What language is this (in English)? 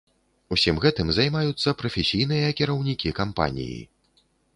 Belarusian